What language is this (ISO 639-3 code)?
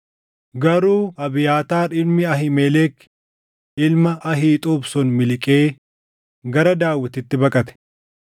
orm